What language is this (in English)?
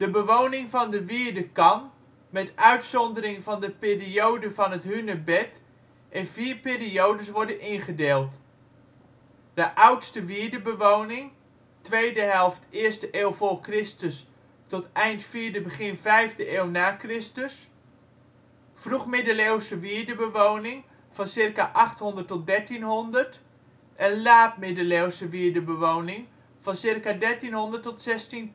Dutch